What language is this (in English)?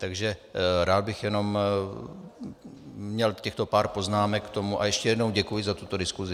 Czech